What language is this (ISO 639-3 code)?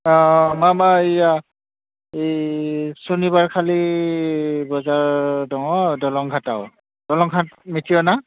brx